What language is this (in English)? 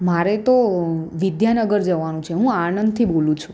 Gujarati